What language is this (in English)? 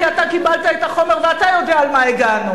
Hebrew